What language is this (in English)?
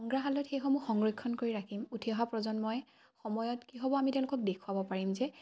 Assamese